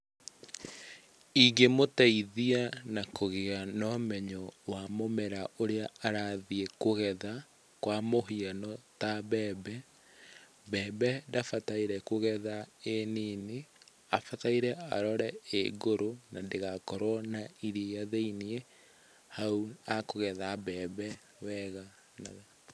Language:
Kikuyu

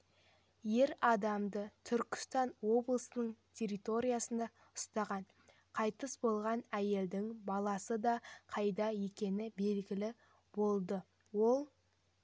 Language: Kazakh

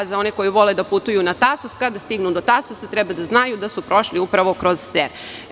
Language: Serbian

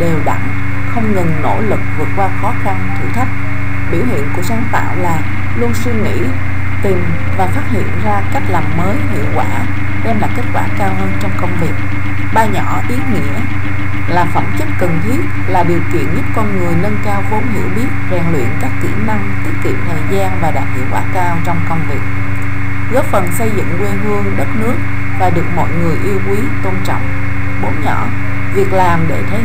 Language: Vietnamese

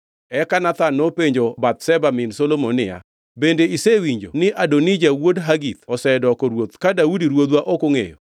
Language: Luo (Kenya and Tanzania)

